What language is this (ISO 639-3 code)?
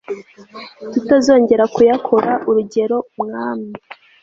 kin